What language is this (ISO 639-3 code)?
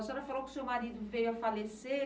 por